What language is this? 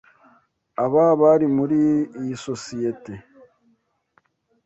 Kinyarwanda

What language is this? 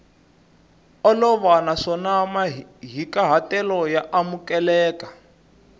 Tsonga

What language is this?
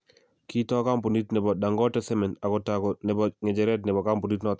Kalenjin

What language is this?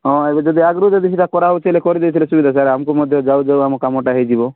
Odia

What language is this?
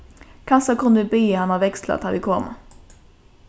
Faroese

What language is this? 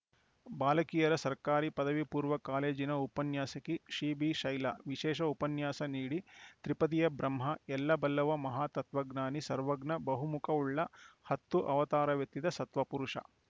Kannada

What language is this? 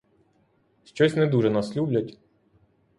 Ukrainian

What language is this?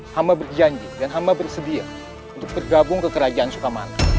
Indonesian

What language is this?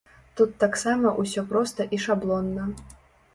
Belarusian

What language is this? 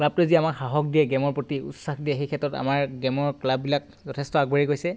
Assamese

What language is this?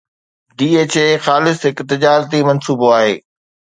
Sindhi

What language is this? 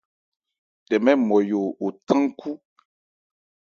Ebrié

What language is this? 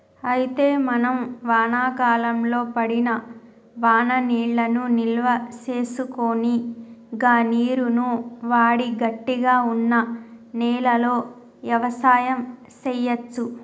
Telugu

